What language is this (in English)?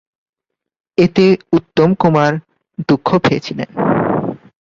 Bangla